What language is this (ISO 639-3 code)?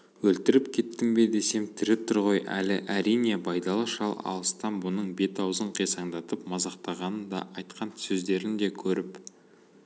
kaz